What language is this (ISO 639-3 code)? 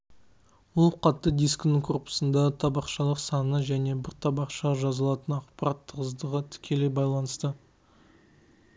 kaz